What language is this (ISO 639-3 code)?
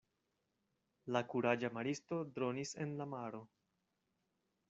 epo